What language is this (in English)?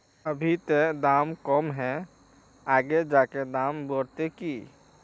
Magahi